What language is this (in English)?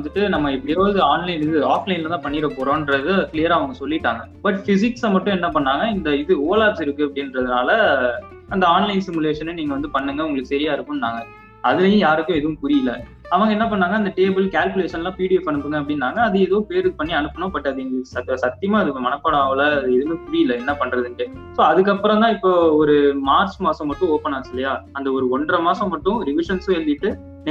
Tamil